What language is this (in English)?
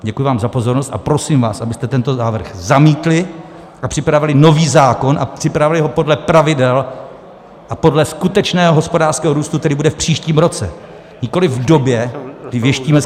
Czech